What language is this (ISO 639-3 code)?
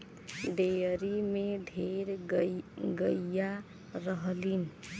bho